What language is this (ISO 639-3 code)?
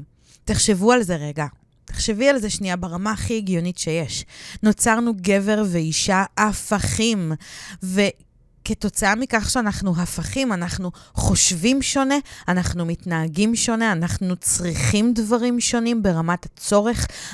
heb